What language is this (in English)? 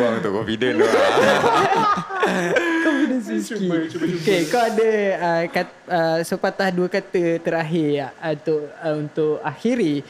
Malay